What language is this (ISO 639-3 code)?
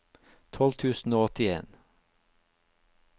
nor